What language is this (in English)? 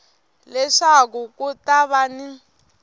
Tsonga